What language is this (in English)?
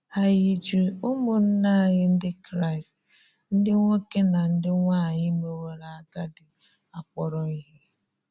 Igbo